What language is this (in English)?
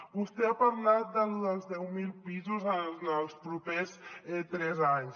Catalan